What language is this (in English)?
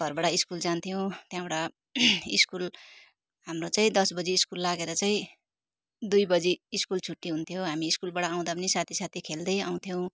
Nepali